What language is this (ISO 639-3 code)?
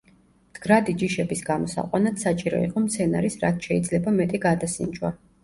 kat